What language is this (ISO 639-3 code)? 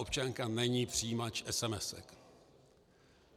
ces